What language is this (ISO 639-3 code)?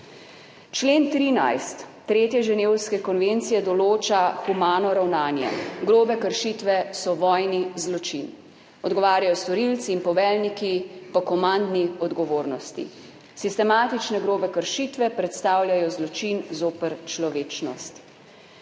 slv